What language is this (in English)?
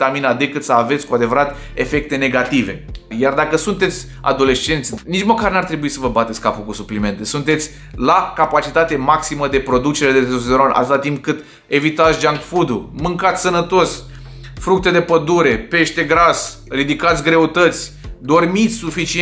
Romanian